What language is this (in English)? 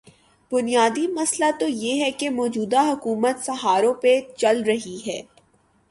Urdu